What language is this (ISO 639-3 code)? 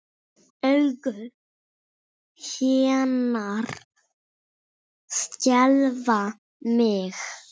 isl